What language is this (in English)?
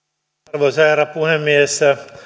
Finnish